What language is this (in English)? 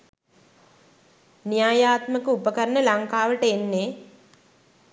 Sinhala